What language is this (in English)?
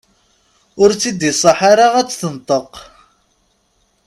Kabyle